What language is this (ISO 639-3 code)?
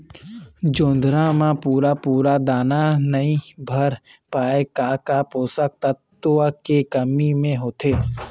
hne